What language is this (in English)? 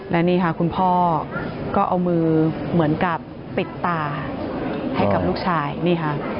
Thai